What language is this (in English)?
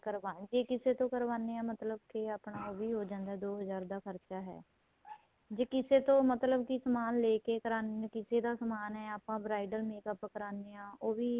Punjabi